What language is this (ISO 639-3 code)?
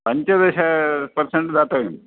san